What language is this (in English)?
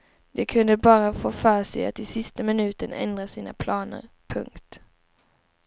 Swedish